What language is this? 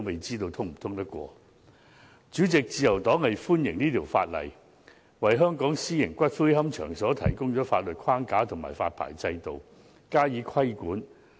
Cantonese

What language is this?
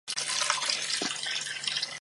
Chinese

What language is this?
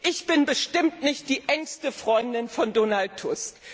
German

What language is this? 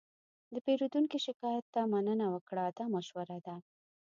Pashto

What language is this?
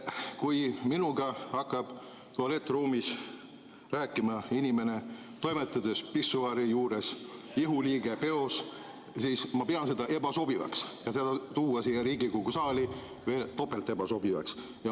Estonian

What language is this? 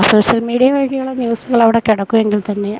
Malayalam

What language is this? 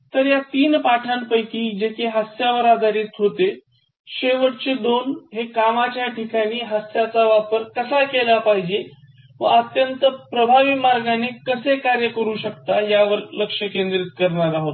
Marathi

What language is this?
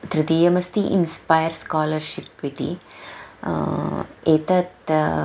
Sanskrit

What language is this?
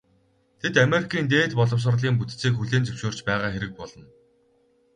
Mongolian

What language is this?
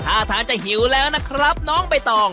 Thai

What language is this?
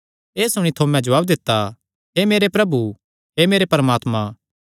Kangri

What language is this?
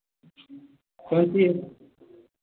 Hindi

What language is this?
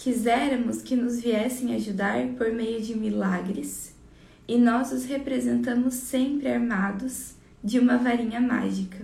Portuguese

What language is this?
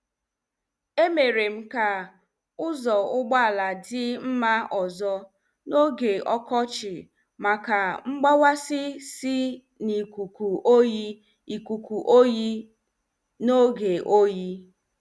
Igbo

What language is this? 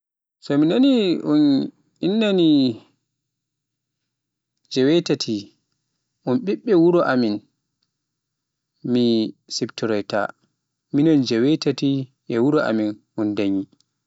Pular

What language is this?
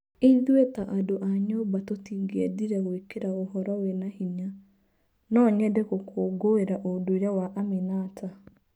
Kikuyu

